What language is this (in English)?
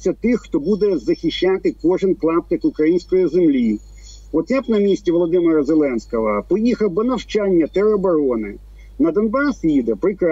Ukrainian